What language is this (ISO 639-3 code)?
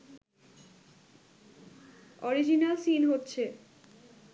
ben